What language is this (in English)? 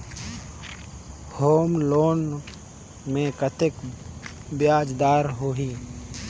Chhattisgarhi